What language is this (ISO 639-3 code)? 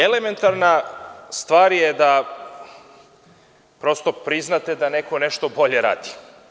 srp